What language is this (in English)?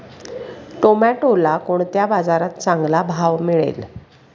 Marathi